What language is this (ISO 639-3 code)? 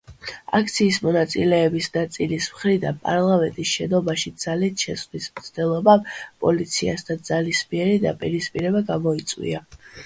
kat